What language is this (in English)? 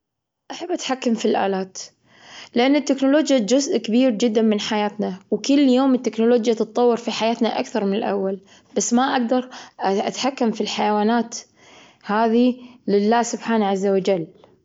Gulf Arabic